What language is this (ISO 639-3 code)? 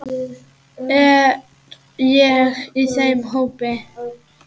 isl